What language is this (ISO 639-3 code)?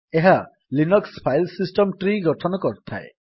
ori